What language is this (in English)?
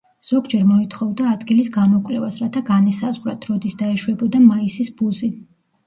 Georgian